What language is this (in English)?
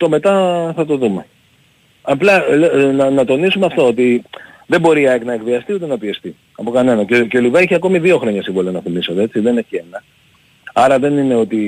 Greek